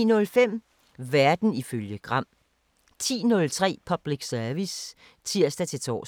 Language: Danish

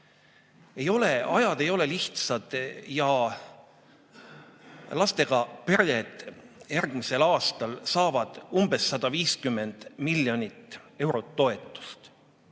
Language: Estonian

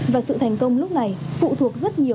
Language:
Vietnamese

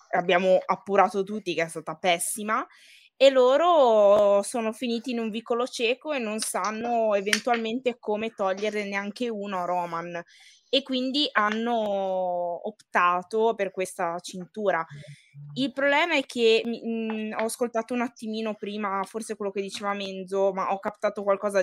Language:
Italian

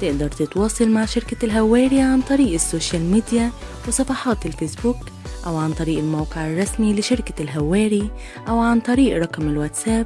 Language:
Arabic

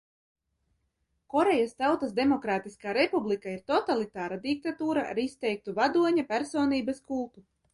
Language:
Latvian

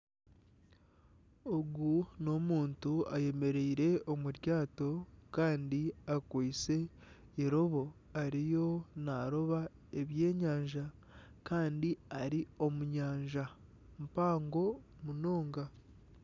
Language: Nyankole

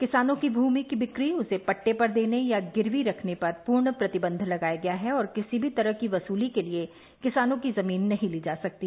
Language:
Hindi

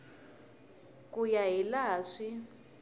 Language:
Tsonga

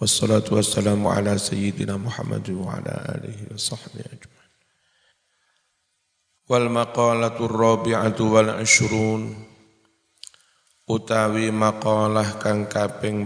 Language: Indonesian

